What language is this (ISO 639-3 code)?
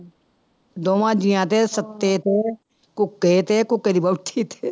pan